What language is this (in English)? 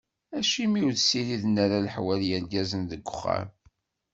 Kabyle